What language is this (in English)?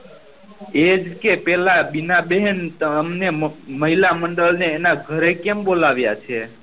Gujarati